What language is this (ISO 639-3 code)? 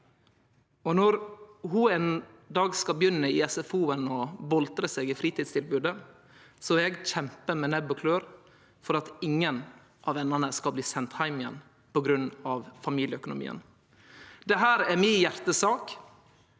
nor